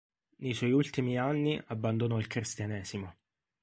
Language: Italian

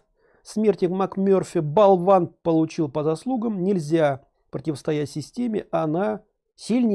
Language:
Russian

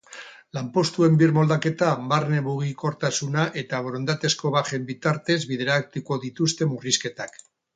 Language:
Basque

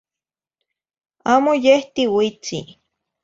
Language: Zacatlán-Ahuacatlán-Tepetzintla Nahuatl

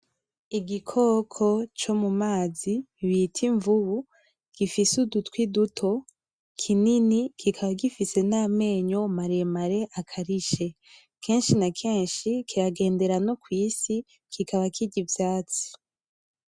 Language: Rundi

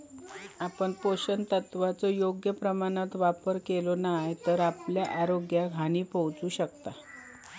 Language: Marathi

